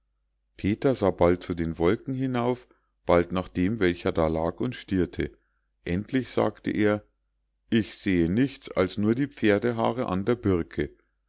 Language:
German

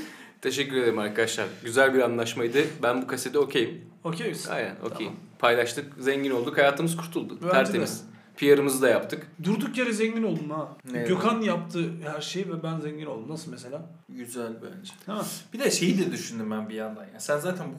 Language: Turkish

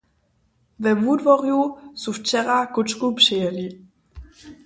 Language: Upper Sorbian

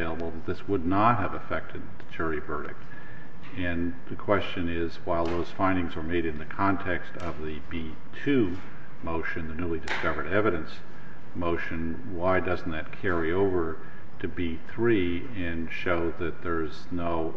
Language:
English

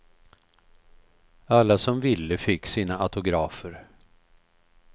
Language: Swedish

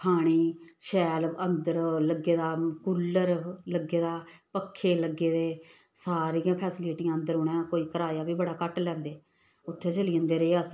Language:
Dogri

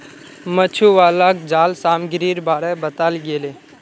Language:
Magahi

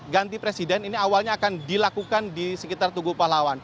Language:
Indonesian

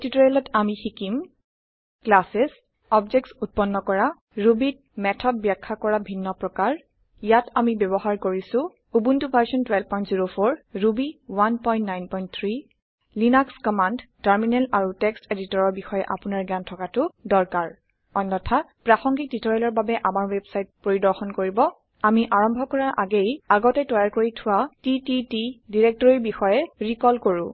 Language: Assamese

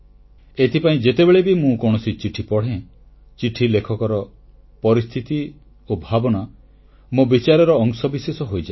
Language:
Odia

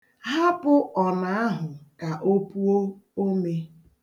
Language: Igbo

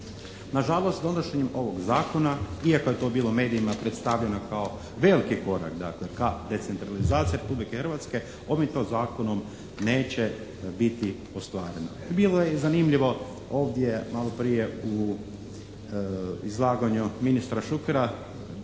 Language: Croatian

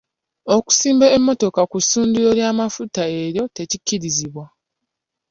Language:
Ganda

